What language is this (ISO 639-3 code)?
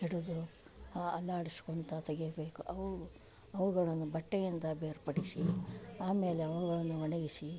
kan